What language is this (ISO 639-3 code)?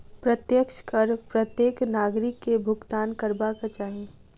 mai